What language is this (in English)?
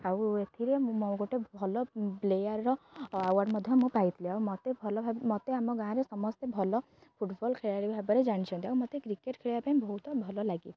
Odia